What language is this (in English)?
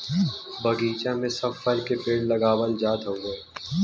Bhojpuri